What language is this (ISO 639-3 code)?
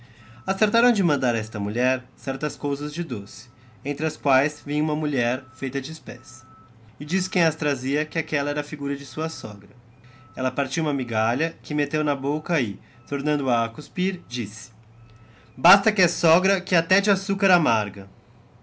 por